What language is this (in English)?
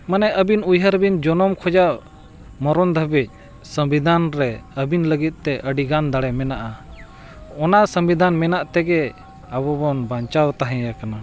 Santali